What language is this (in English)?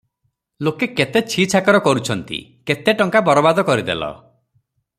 Odia